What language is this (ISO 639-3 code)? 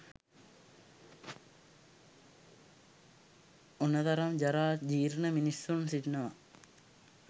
sin